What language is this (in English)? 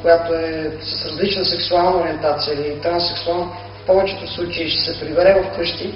Dutch